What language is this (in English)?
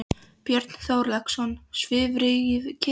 Icelandic